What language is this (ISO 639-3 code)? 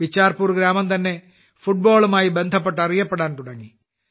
mal